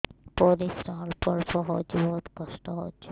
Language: Odia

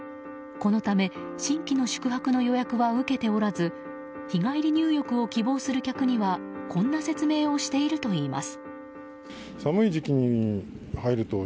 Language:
Japanese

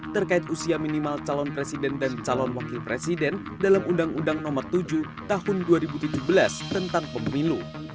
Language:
Indonesian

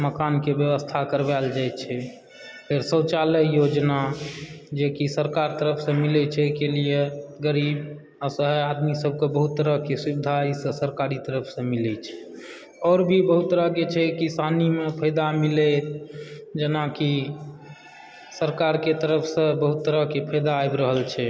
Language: Maithili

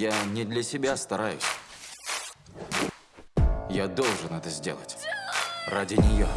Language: Russian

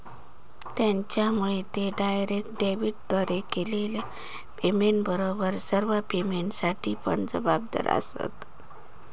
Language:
Marathi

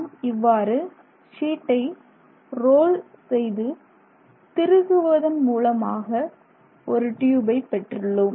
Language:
Tamil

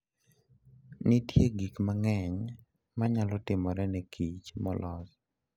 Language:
Luo (Kenya and Tanzania)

